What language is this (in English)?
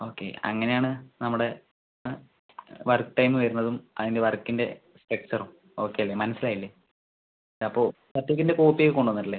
Malayalam